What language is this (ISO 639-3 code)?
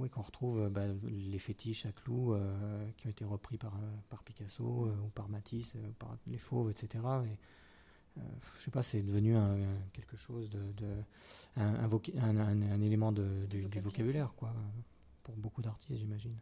fra